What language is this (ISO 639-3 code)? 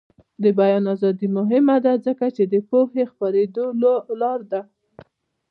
pus